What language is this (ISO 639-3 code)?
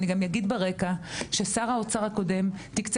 heb